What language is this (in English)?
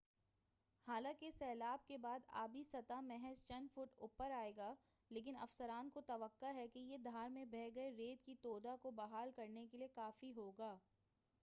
Urdu